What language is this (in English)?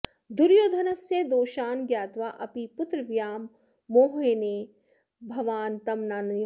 Sanskrit